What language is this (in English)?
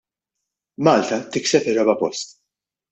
Maltese